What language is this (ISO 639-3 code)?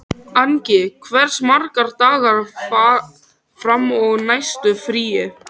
isl